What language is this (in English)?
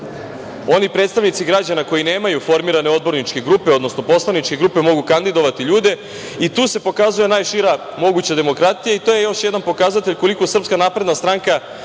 Serbian